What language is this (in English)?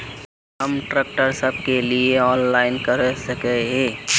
Magahi